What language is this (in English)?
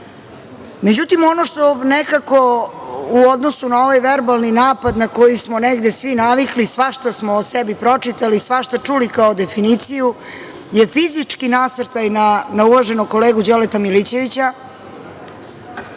Serbian